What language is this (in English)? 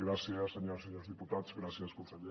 Catalan